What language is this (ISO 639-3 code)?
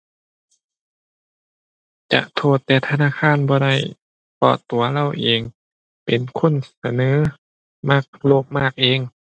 tha